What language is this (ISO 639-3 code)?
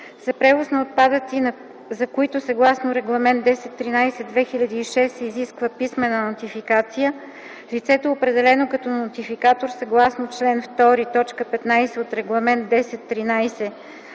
bul